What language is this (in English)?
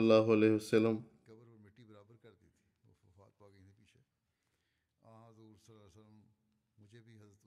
Bulgarian